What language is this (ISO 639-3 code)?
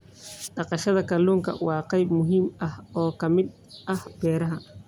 som